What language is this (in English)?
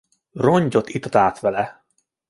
Hungarian